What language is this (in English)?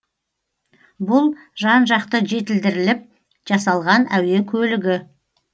Kazakh